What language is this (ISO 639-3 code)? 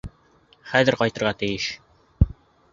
bak